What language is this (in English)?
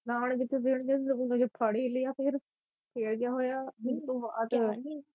Punjabi